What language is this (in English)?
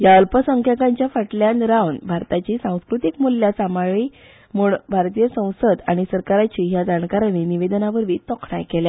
Konkani